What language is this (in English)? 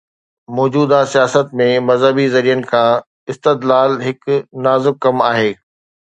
Sindhi